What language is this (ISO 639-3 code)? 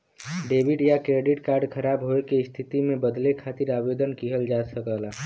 bho